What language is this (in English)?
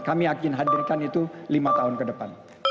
Indonesian